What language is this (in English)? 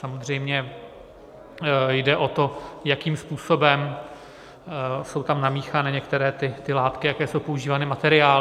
Czech